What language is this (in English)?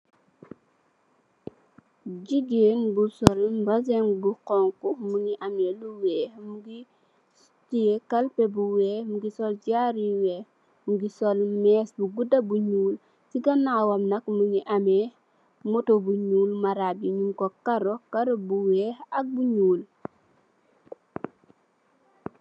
Wolof